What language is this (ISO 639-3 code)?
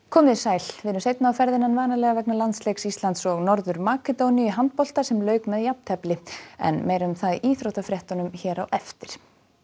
isl